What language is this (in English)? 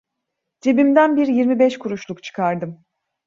Turkish